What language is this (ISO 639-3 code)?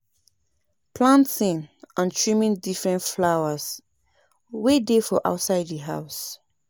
pcm